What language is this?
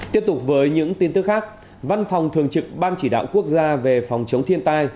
Vietnamese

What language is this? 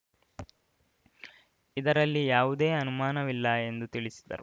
Kannada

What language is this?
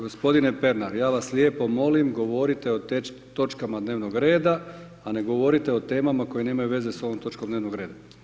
Croatian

